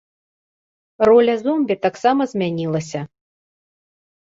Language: Belarusian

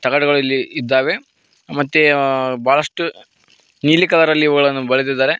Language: Kannada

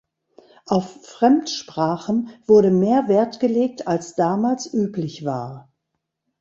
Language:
German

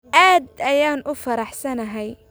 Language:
Somali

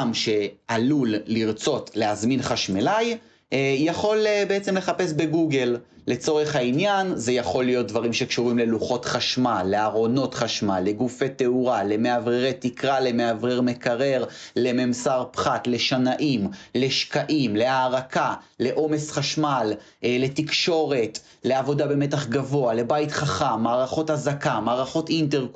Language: Hebrew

